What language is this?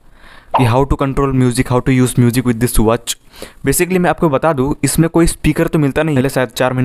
Hindi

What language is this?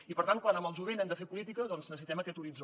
Catalan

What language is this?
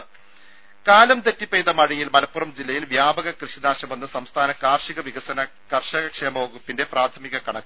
Malayalam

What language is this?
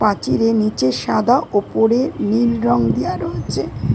Bangla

